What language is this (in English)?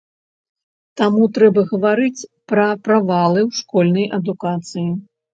Belarusian